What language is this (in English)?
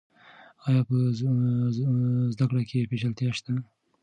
Pashto